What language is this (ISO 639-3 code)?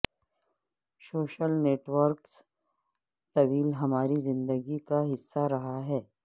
urd